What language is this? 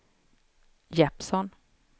Swedish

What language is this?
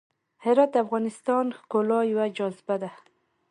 Pashto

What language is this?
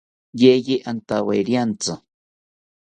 South Ucayali Ashéninka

